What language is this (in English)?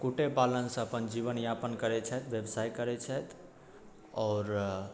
Maithili